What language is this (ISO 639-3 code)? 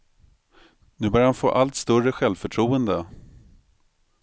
swe